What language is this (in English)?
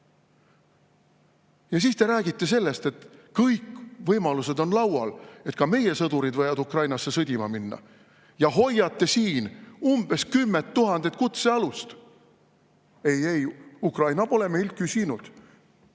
Estonian